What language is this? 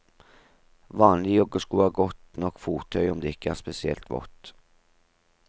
Norwegian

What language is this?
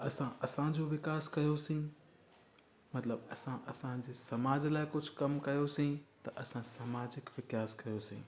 Sindhi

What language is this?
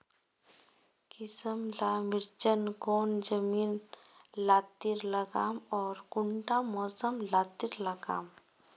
Magahi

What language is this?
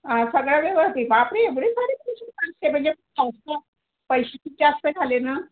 Marathi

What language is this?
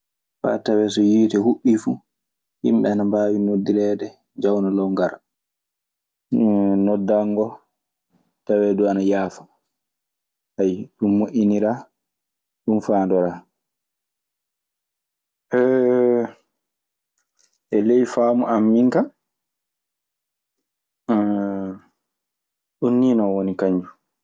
Maasina Fulfulde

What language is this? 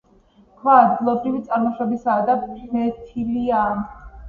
Georgian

